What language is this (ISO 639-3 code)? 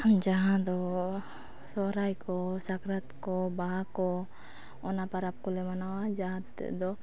sat